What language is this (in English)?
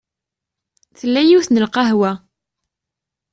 Kabyle